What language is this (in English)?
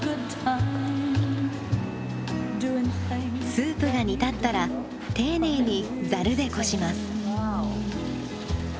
Japanese